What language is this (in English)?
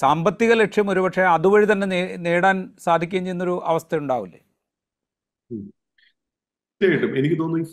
Malayalam